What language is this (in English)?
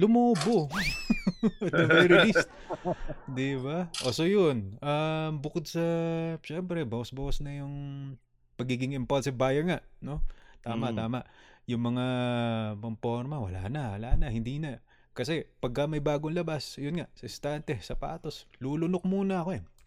Filipino